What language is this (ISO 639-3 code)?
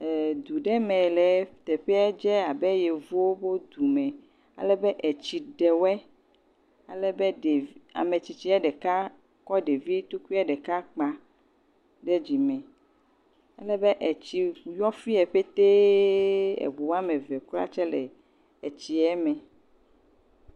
ewe